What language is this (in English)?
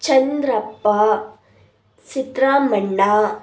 Kannada